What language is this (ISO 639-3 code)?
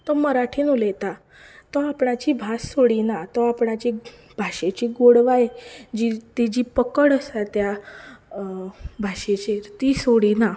kok